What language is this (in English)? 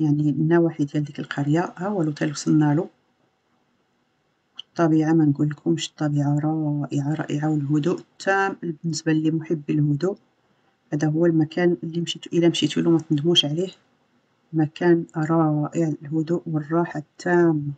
Arabic